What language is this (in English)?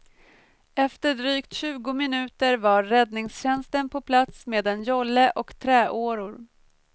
Swedish